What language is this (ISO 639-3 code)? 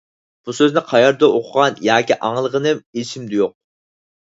uig